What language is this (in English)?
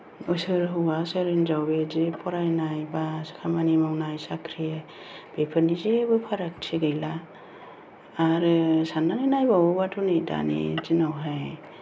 Bodo